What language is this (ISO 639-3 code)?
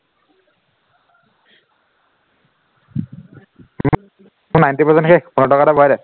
asm